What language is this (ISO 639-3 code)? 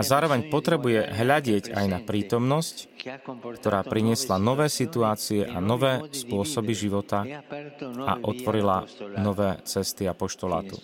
slk